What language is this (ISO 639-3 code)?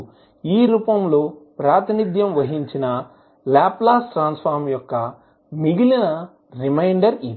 tel